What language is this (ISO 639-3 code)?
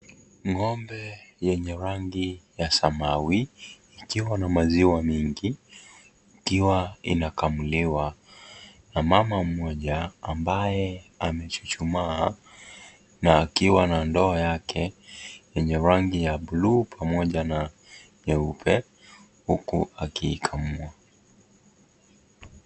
swa